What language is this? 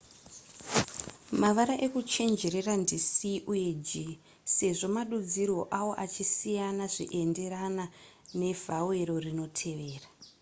Shona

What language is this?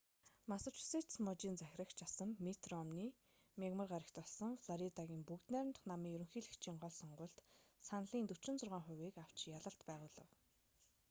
Mongolian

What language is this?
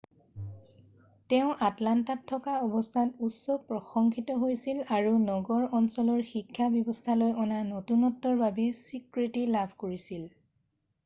Assamese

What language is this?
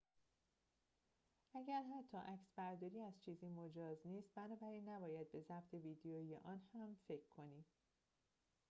Persian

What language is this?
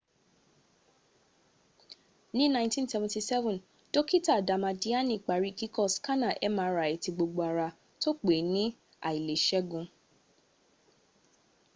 Yoruba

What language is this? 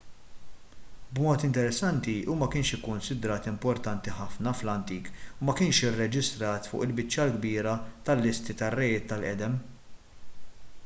Maltese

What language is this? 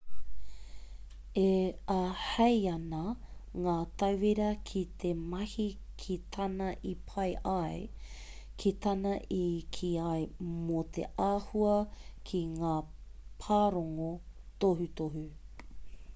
Māori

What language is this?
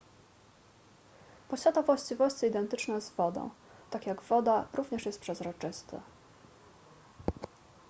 Polish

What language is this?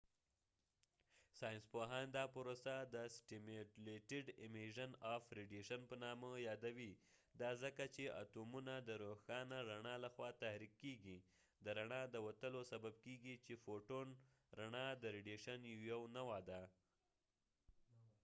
Pashto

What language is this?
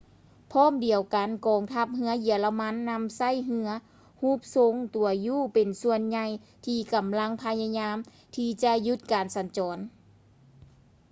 Lao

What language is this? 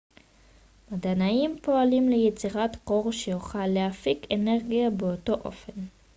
Hebrew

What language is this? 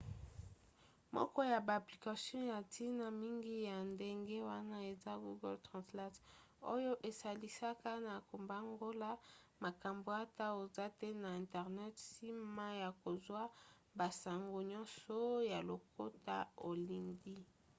Lingala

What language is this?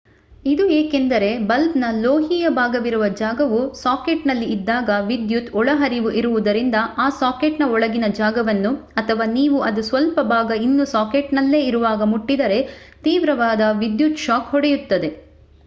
Kannada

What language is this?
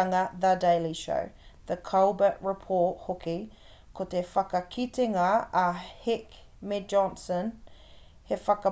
Māori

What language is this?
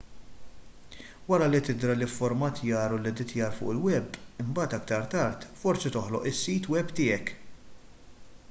Maltese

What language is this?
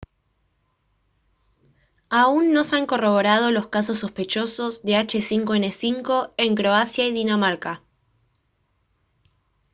Spanish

